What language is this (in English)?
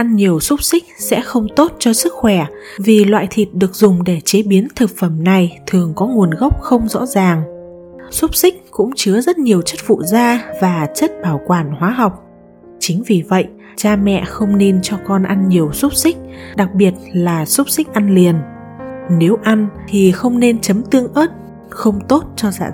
Vietnamese